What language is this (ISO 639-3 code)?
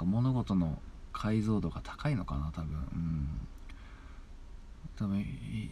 jpn